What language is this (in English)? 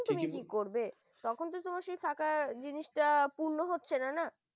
Bangla